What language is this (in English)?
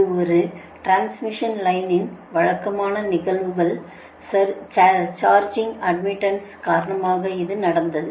Tamil